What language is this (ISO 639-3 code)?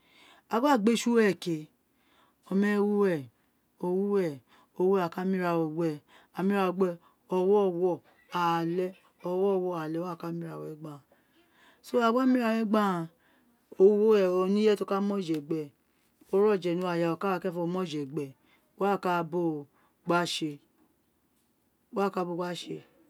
its